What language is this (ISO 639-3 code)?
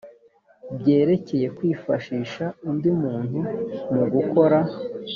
kin